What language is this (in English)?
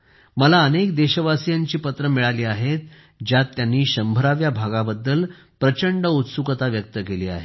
Marathi